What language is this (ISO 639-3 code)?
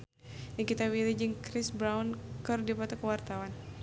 sun